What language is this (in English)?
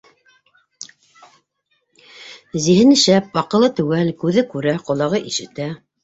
Bashkir